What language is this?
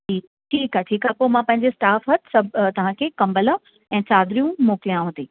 Sindhi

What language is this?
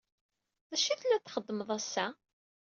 Kabyle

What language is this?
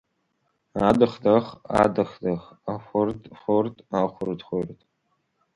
Abkhazian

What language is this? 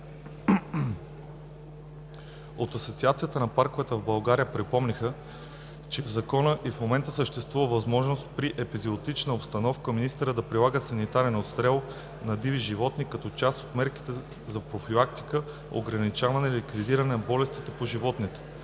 Bulgarian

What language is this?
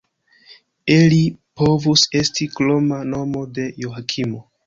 Esperanto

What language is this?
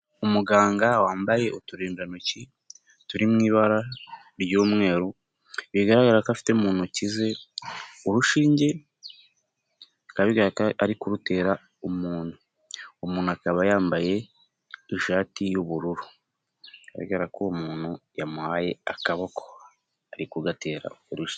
Kinyarwanda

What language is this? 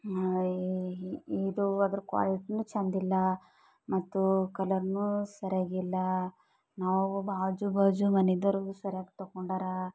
Kannada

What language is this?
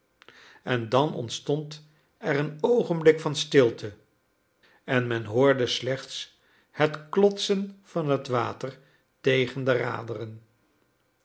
Dutch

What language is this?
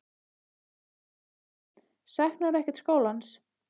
Icelandic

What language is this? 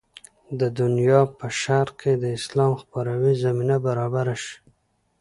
Pashto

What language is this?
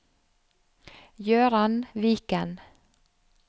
Norwegian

